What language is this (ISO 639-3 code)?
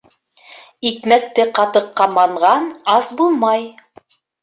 bak